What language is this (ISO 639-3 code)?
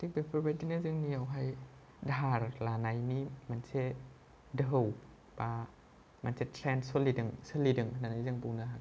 brx